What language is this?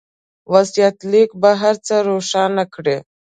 Pashto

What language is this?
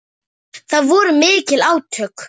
Icelandic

